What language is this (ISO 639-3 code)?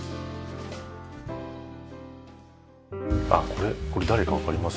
jpn